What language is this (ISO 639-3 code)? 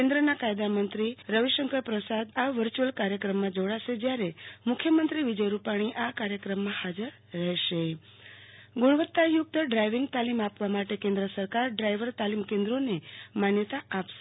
guj